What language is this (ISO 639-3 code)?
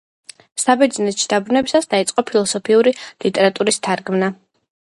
kat